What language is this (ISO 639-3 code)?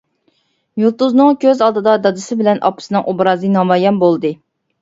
uig